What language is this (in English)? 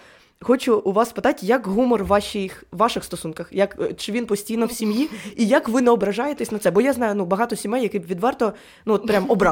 Ukrainian